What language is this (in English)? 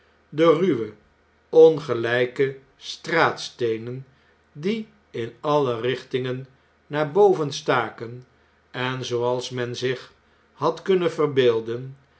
Dutch